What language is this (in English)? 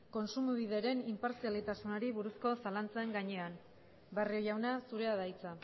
Basque